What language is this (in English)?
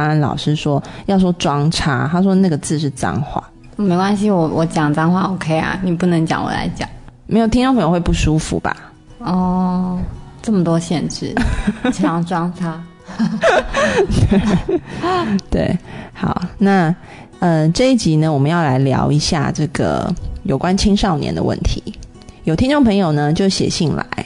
Chinese